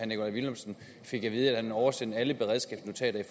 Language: Danish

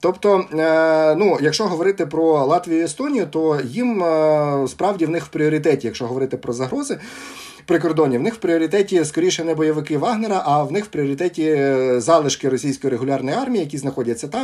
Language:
Ukrainian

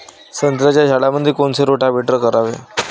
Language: Marathi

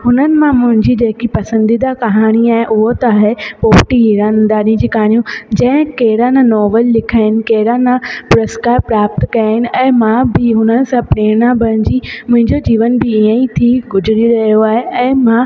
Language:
Sindhi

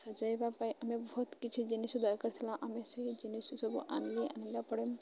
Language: Odia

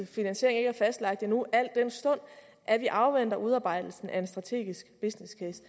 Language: Danish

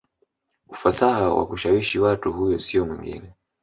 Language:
Swahili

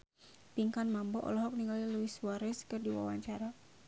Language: Sundanese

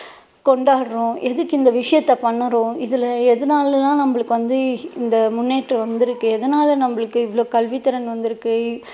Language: Tamil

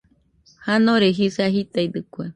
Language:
Nüpode Huitoto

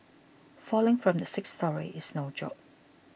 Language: English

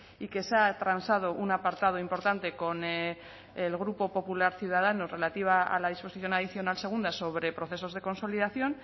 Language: Spanish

